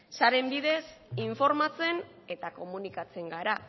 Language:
Basque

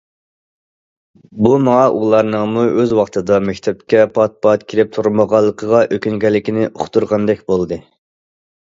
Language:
Uyghur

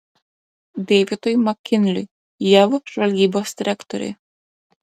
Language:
Lithuanian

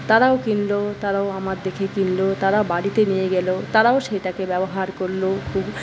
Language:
Bangla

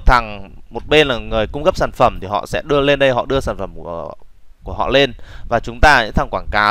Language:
Vietnamese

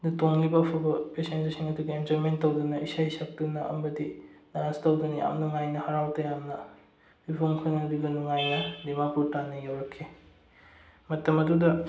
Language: Manipuri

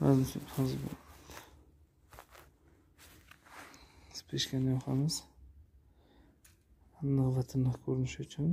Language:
Turkish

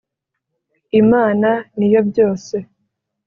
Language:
Kinyarwanda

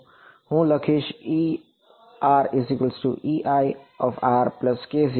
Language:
Gujarati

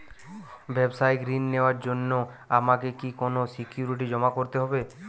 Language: Bangla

